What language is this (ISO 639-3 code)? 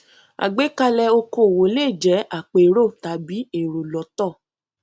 yor